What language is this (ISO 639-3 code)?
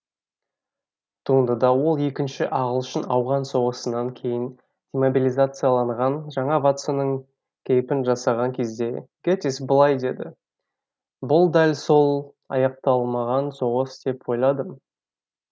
kaz